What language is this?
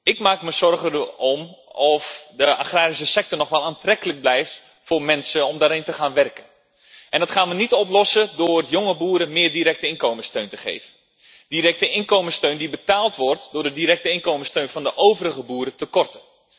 Dutch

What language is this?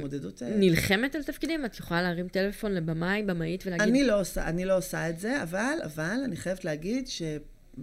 Hebrew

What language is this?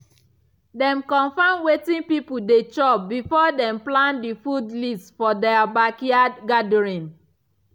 Nigerian Pidgin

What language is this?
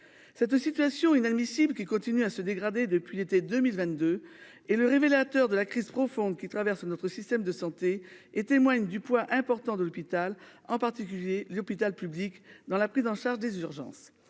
French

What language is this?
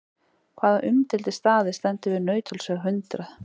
Icelandic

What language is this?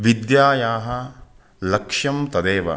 Sanskrit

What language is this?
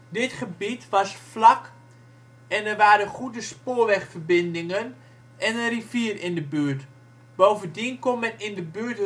Dutch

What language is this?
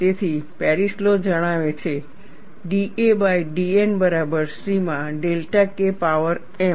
Gujarati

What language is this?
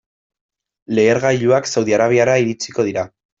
Basque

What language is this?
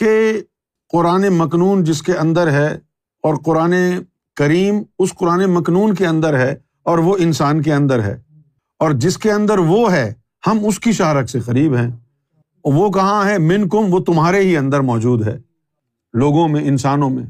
Urdu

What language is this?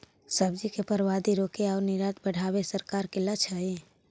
Magahi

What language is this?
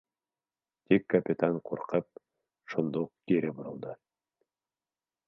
Bashkir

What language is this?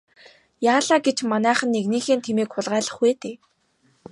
Mongolian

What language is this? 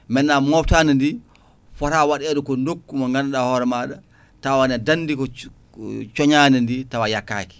Fula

